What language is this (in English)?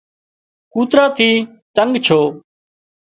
Wadiyara Koli